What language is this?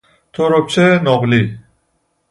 Persian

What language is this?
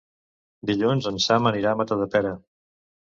Catalan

